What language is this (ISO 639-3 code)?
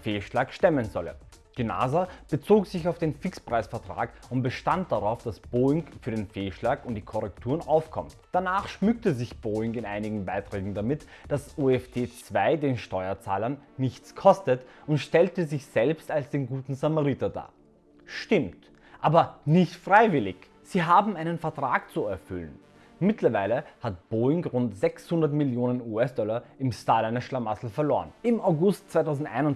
deu